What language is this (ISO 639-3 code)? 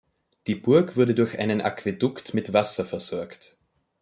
deu